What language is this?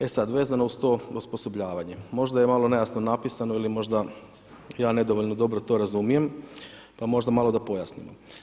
Croatian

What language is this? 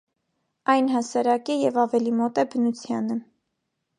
Armenian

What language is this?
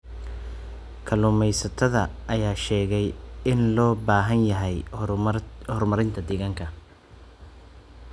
Somali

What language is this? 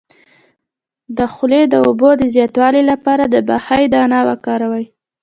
Pashto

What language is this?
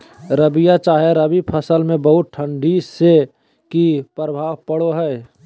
Magahi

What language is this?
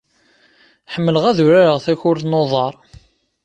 Kabyle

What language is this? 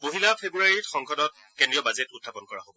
Assamese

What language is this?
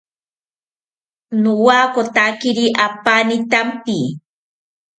South Ucayali Ashéninka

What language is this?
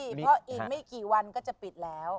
Thai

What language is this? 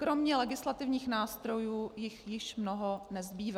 Czech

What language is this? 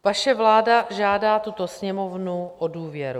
Czech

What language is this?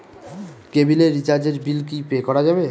Bangla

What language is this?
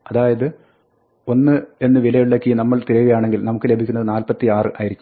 Malayalam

